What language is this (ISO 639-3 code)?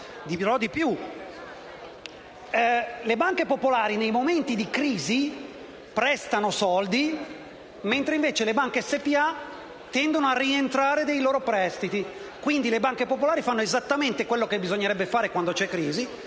ita